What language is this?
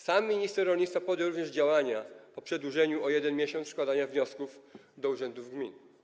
Polish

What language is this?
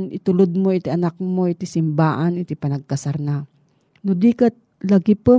Filipino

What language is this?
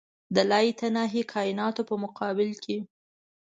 Pashto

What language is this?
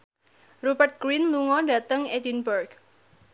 Javanese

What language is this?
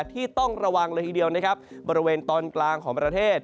Thai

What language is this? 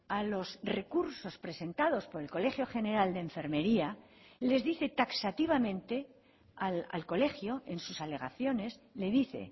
Spanish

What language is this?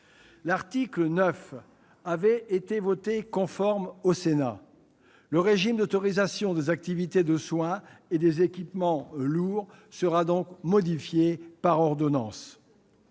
French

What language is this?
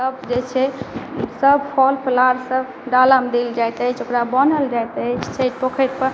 Maithili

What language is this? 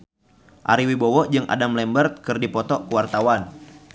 Sundanese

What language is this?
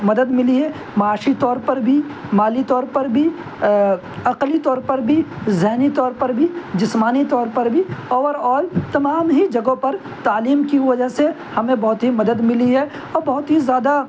Urdu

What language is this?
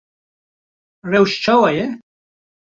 Kurdish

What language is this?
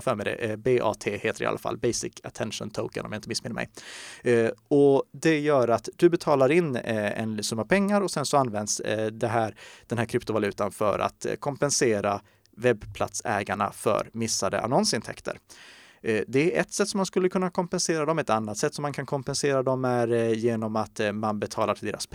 Swedish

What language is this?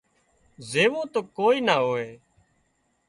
Wadiyara Koli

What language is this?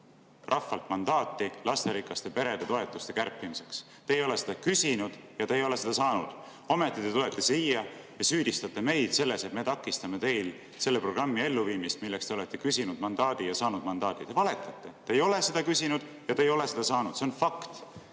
Estonian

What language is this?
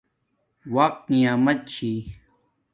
Domaaki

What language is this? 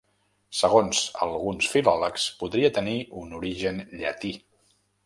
Catalan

